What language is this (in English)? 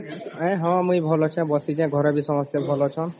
Odia